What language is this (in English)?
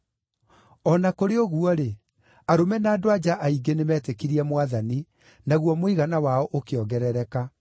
Kikuyu